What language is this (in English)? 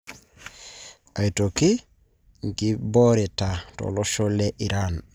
Masai